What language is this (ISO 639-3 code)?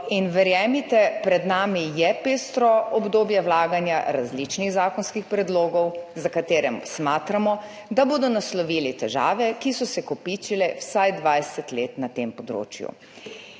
slv